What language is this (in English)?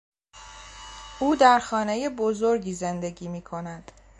Persian